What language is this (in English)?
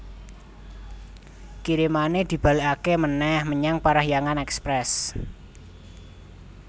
Javanese